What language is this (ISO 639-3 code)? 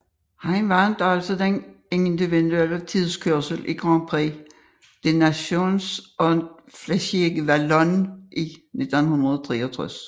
dan